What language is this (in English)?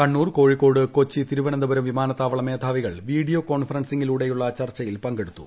Malayalam